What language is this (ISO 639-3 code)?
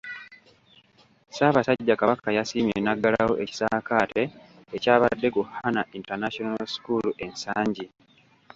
lug